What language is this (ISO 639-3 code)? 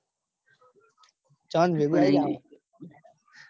guj